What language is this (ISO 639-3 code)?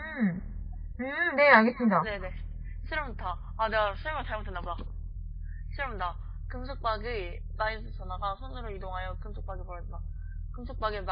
kor